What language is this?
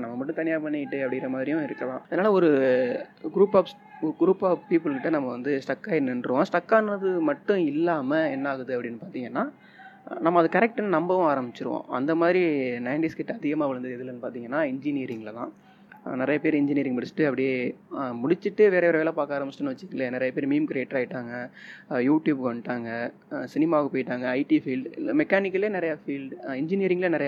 Tamil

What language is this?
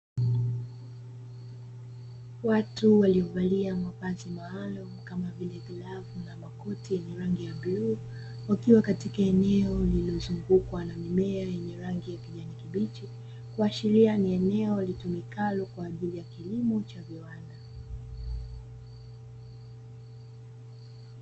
Swahili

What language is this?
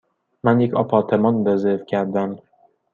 Persian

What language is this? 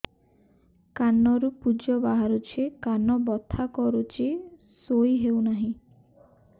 Odia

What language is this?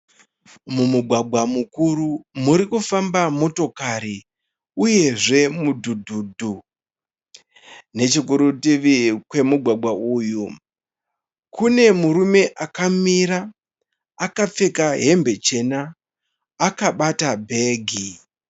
Shona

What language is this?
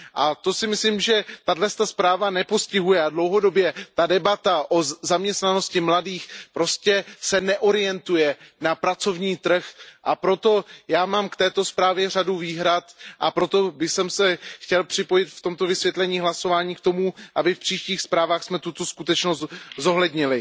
Czech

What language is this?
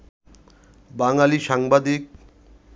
Bangla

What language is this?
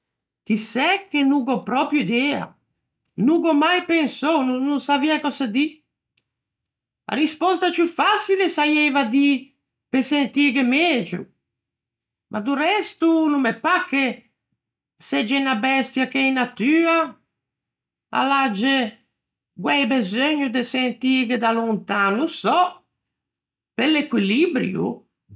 Ligurian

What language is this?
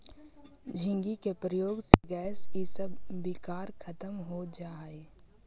Magahi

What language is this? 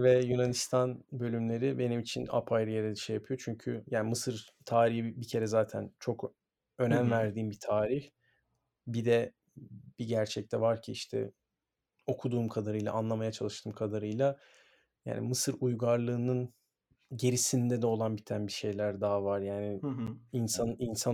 Turkish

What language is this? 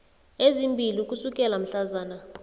South Ndebele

